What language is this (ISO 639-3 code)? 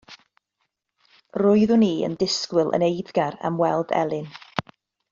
cym